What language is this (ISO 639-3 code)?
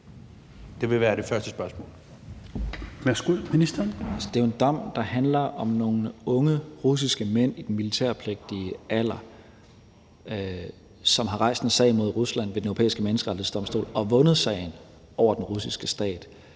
dan